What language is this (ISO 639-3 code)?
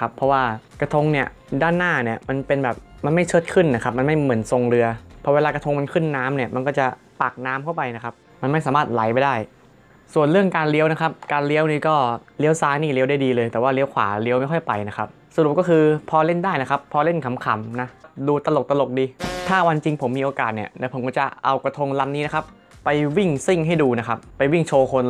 tha